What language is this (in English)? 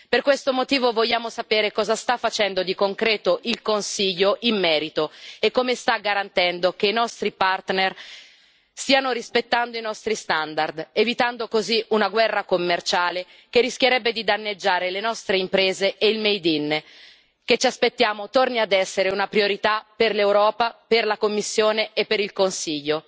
Italian